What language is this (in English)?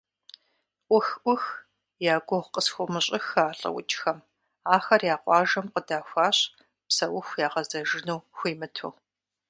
Kabardian